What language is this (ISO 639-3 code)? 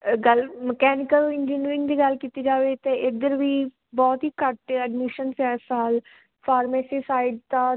pan